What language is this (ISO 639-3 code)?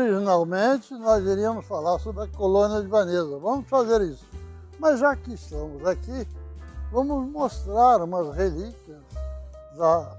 por